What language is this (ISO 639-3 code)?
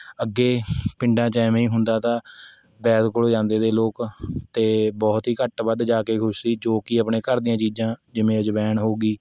pan